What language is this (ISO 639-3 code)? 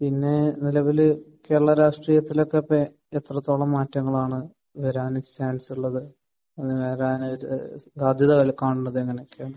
mal